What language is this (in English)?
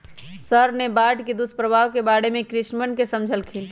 Magahi